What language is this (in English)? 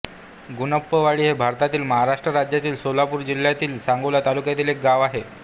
Marathi